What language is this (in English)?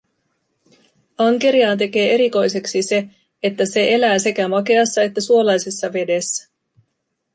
Finnish